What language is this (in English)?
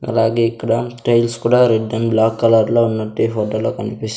Telugu